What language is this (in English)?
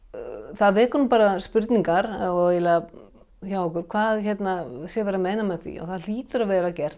Icelandic